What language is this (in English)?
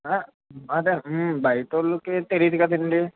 Telugu